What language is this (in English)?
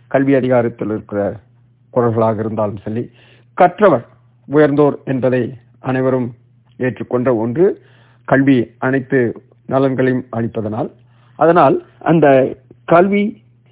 Tamil